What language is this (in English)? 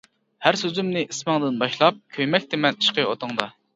Uyghur